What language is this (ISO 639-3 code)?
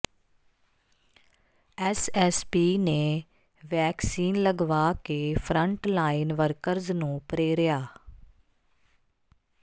pan